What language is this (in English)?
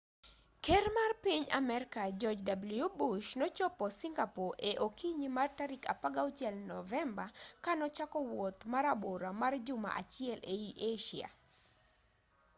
Luo (Kenya and Tanzania)